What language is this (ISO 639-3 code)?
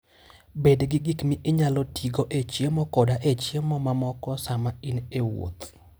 luo